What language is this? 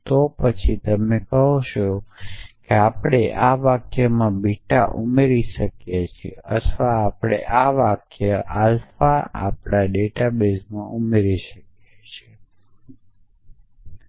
Gujarati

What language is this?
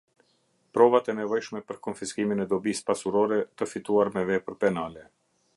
Albanian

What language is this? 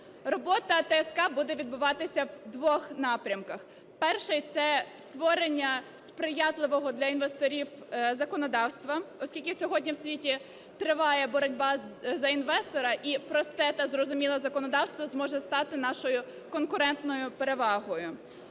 Ukrainian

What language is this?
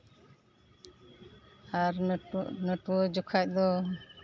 Santali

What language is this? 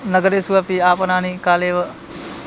Sanskrit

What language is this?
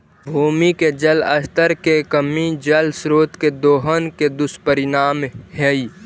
Magahi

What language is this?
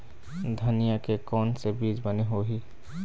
Chhattisgarhi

